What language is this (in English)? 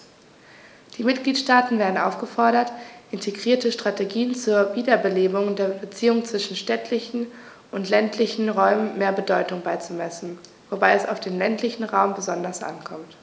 German